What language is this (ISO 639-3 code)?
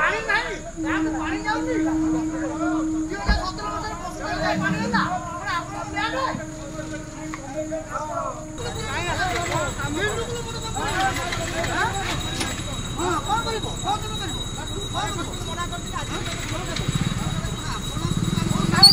ara